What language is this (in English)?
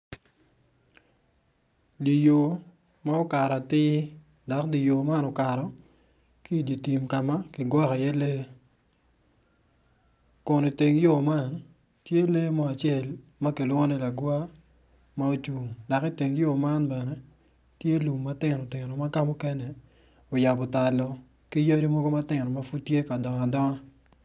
Acoli